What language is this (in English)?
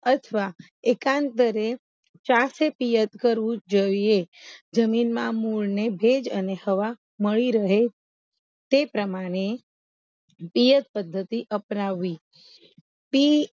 Gujarati